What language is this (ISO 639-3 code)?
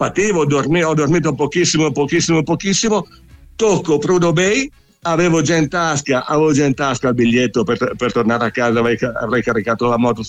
ita